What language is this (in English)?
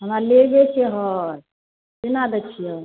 Maithili